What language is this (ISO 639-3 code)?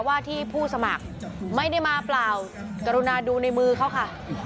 tha